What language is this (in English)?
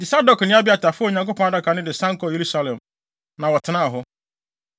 Akan